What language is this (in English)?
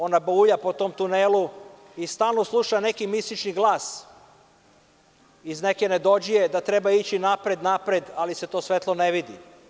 Serbian